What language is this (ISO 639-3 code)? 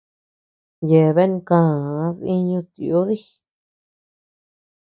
cux